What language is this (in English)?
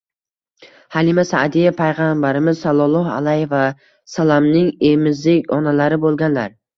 Uzbek